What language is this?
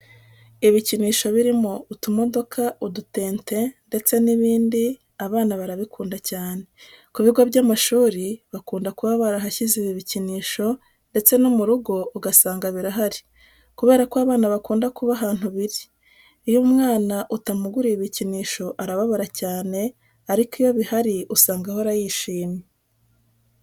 Kinyarwanda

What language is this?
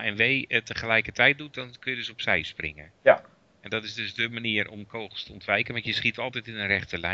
Dutch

